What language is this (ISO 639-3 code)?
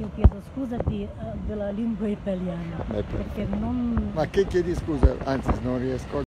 ita